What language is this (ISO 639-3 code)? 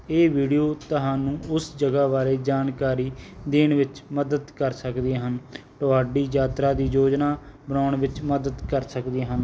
pan